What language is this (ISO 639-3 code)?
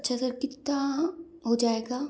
hin